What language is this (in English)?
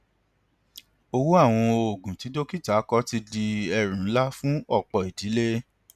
Yoruba